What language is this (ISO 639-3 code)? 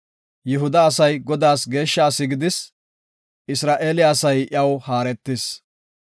gof